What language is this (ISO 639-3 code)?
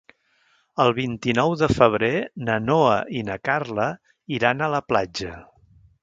cat